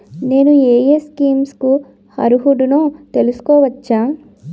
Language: Telugu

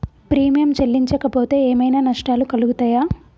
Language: Telugu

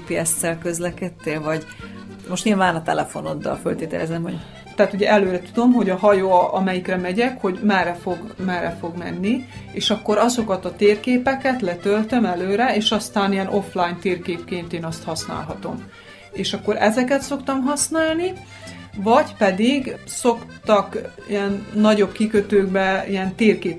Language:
Hungarian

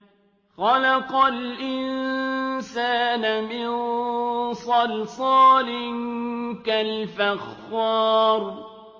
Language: Arabic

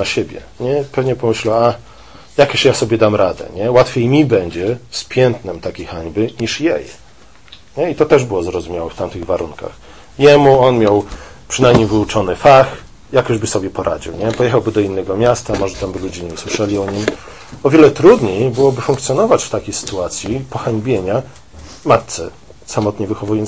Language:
Polish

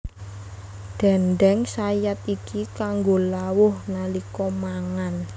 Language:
Javanese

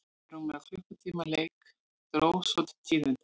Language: Icelandic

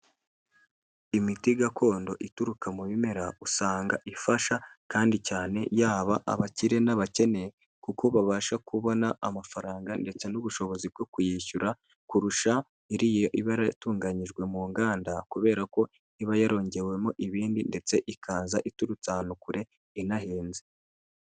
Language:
Kinyarwanda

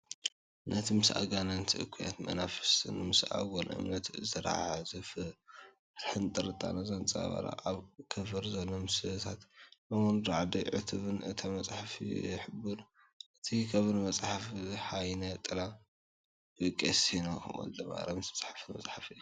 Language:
Tigrinya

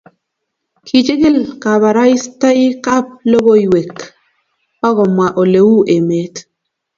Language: Kalenjin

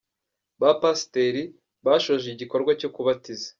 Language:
Kinyarwanda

